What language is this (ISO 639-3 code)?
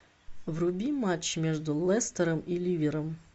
rus